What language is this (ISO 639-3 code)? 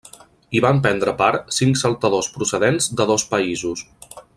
cat